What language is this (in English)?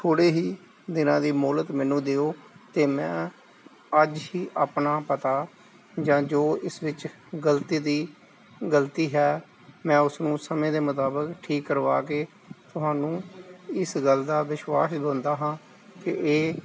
Punjabi